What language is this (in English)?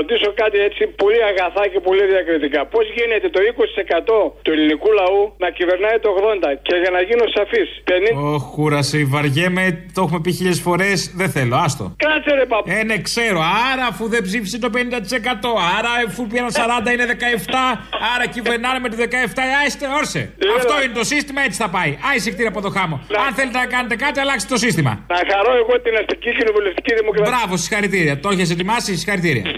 Greek